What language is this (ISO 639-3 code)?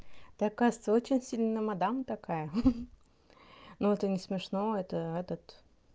rus